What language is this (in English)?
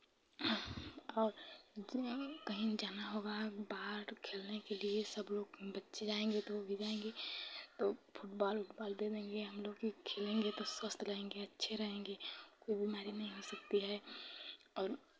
Hindi